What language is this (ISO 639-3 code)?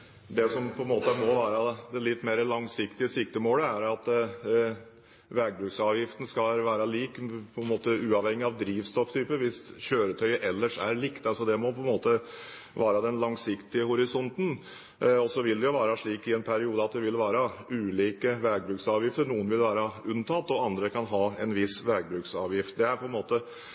nob